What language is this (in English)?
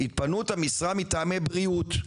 Hebrew